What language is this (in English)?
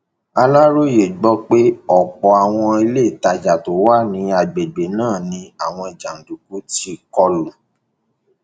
Yoruba